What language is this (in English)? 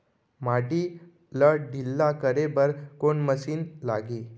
Chhattisgarhi